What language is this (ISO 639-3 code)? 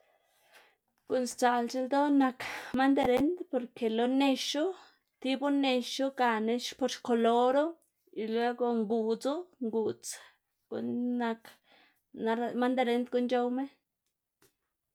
ztg